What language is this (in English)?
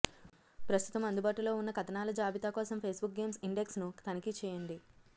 Telugu